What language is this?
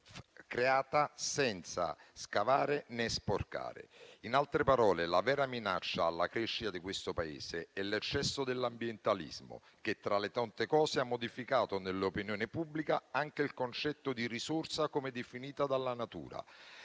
Italian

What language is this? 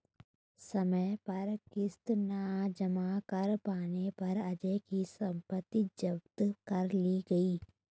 Hindi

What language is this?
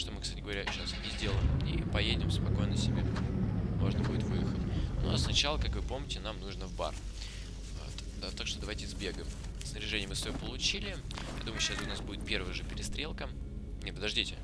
Russian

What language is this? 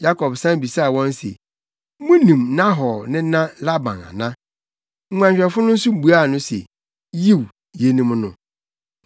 Akan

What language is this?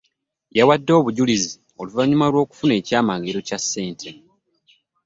Ganda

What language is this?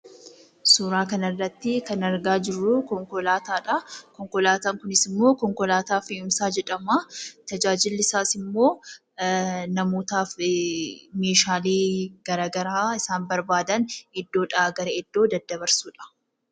Oromo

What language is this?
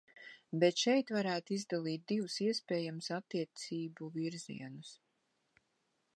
Latvian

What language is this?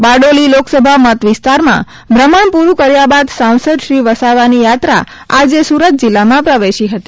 Gujarati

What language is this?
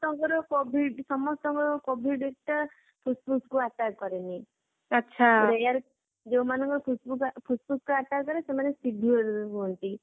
Odia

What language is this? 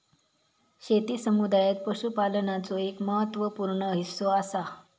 Marathi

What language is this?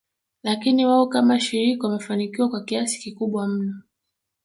Swahili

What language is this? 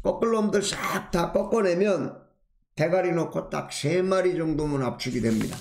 Korean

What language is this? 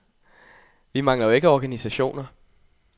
Danish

